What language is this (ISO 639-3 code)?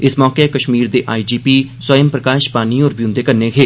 doi